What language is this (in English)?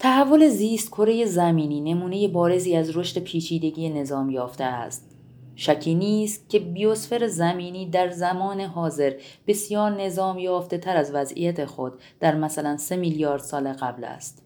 Persian